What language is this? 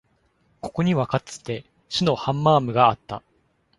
Japanese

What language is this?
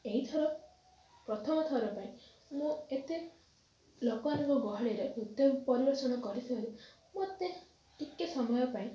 Odia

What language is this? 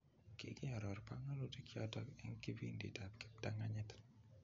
Kalenjin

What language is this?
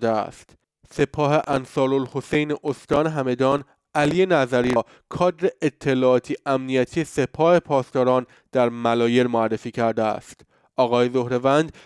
Persian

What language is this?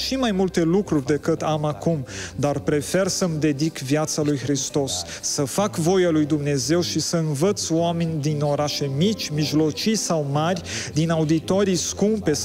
Romanian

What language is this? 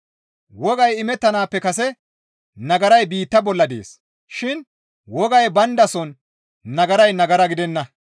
Gamo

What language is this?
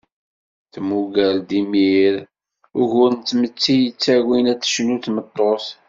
Kabyle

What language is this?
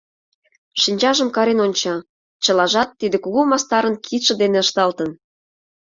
Mari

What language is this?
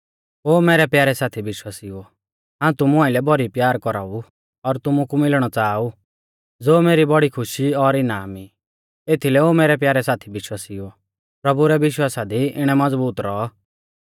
Mahasu Pahari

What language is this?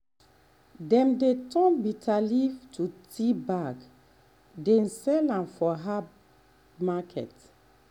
Nigerian Pidgin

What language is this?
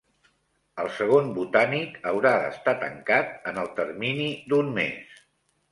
Catalan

